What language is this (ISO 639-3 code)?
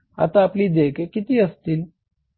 mar